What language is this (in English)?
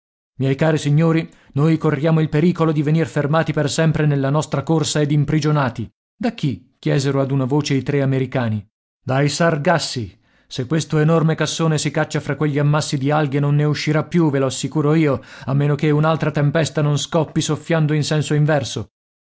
Italian